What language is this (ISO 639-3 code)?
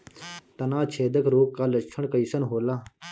bho